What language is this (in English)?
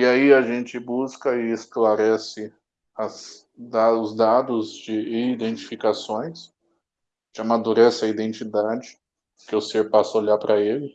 Portuguese